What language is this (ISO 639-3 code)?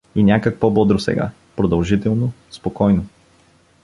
bul